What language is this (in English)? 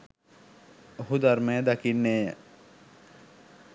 Sinhala